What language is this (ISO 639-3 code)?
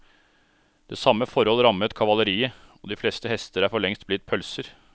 nor